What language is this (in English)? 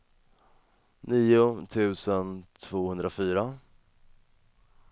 Swedish